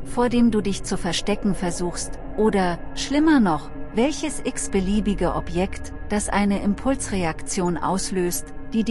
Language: German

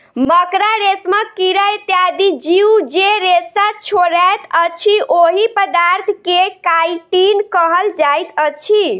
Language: Maithili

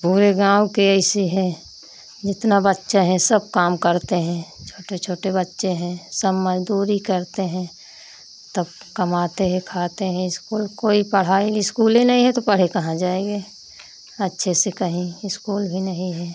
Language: Hindi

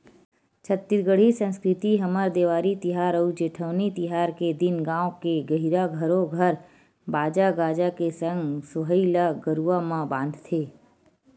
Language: Chhattisgarhi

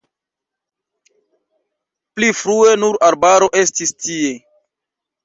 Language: Esperanto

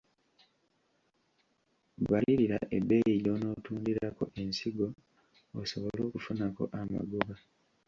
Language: Ganda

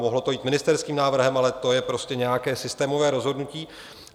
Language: Czech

